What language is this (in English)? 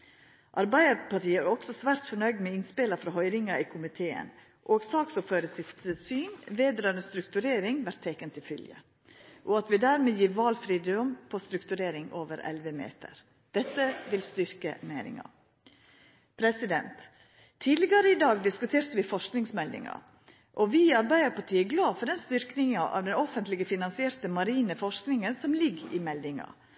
Norwegian Nynorsk